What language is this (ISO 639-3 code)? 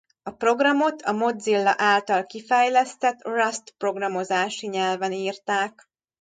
hun